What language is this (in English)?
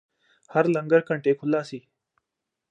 Punjabi